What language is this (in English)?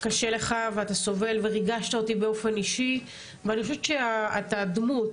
Hebrew